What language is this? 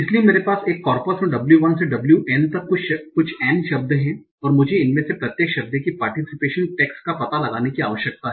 Hindi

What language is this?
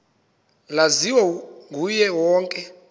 Xhosa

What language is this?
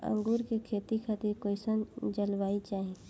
Bhojpuri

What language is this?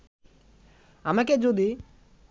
Bangla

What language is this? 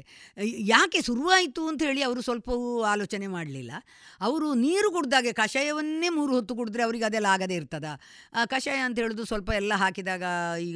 Kannada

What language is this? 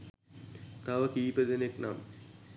Sinhala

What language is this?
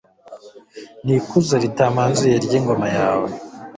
Kinyarwanda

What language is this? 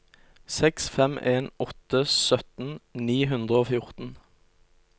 Norwegian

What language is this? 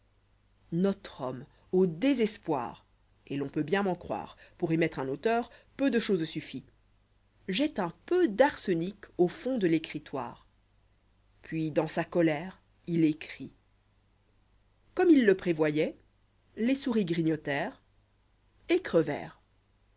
French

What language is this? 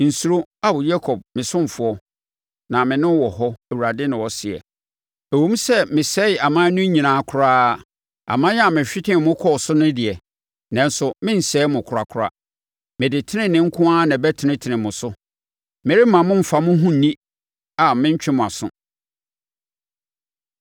Akan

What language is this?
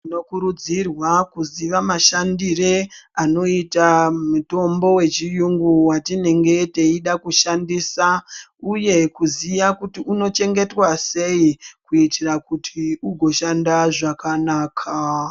Ndau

